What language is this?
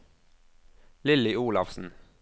Norwegian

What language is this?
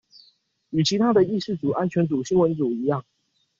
Chinese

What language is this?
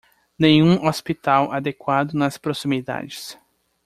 Portuguese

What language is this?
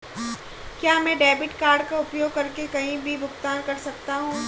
Hindi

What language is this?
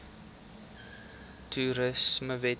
Afrikaans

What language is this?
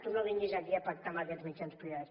Catalan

